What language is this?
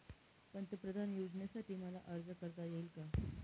Marathi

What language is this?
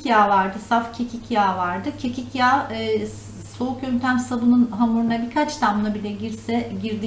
Turkish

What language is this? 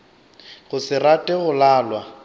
Northern Sotho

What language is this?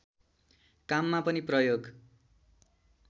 Nepali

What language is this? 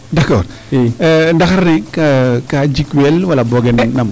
Serer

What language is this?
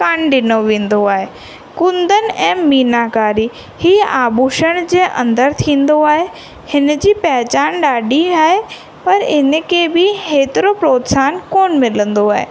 Sindhi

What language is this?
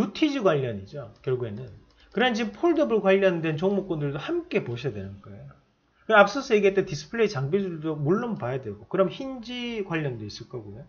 Korean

